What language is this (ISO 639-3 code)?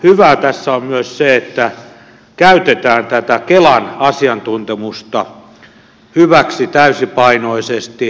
fin